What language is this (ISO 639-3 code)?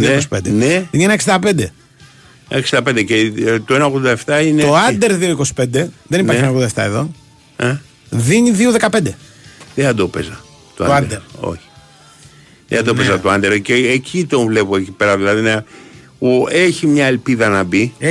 ell